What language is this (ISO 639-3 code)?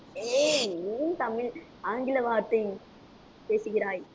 tam